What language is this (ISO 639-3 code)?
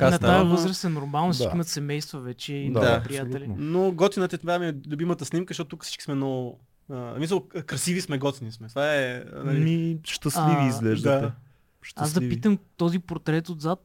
bul